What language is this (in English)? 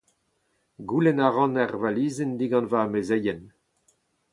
Breton